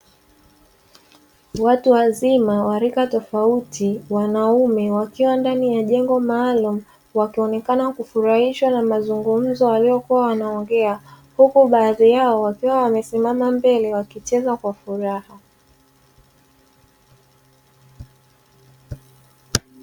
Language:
Swahili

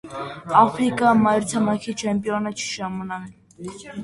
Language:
Armenian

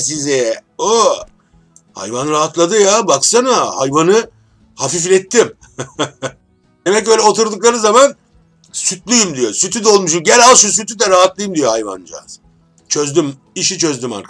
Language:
Turkish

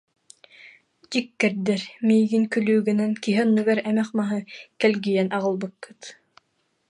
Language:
Yakut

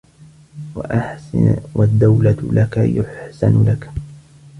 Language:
Arabic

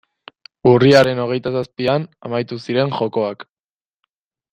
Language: Basque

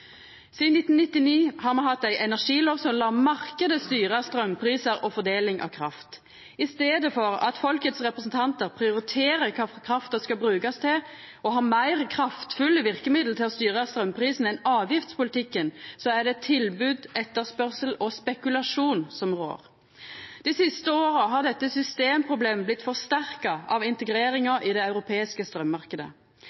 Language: Norwegian Nynorsk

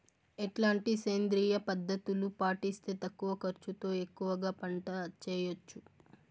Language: Telugu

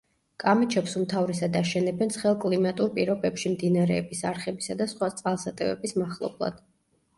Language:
Georgian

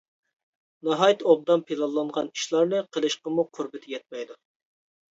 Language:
Uyghur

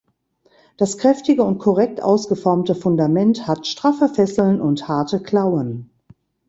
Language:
German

